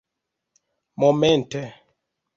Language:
Esperanto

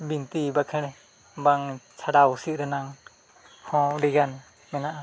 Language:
Santali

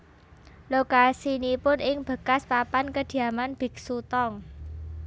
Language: Javanese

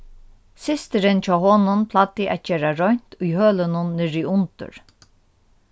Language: Faroese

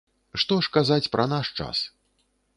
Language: Belarusian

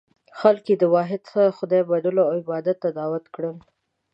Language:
Pashto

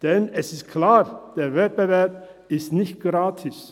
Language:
Swiss German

